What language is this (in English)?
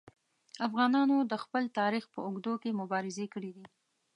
Pashto